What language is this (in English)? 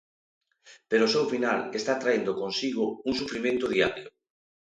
Galician